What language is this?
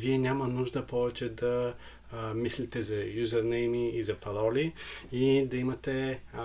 Bulgarian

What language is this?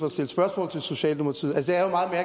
Danish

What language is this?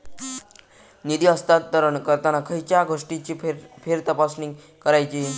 Marathi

